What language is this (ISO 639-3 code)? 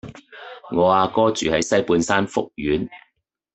yue